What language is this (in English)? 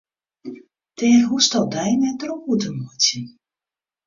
Western Frisian